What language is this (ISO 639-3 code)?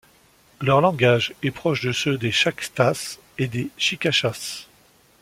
fra